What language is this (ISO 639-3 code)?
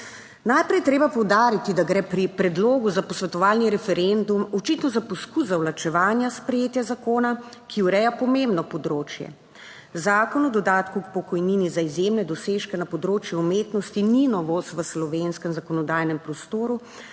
slv